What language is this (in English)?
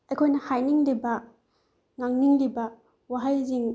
Manipuri